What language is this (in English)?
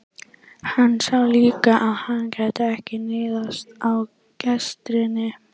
Icelandic